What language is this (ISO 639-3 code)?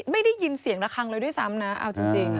tha